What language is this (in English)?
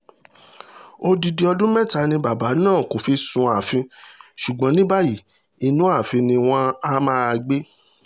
Yoruba